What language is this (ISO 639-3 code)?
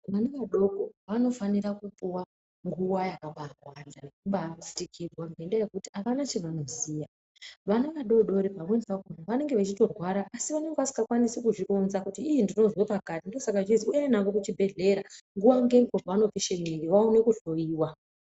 ndc